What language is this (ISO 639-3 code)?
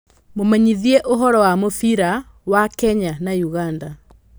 kik